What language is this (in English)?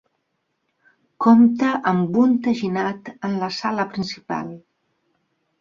Catalan